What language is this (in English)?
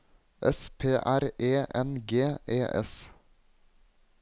Norwegian